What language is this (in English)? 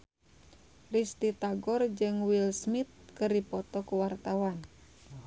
Sundanese